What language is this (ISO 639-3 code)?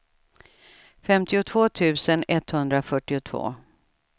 swe